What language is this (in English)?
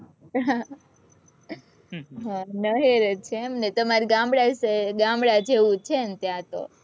Gujarati